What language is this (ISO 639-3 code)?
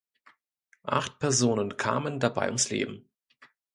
deu